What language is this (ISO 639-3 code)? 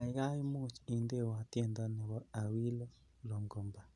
kln